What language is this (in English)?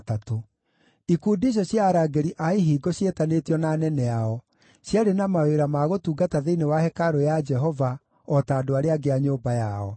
Kikuyu